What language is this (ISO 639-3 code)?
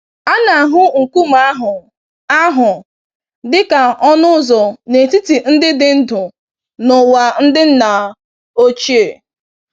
ibo